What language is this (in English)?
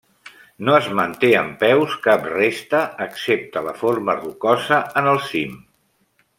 Catalan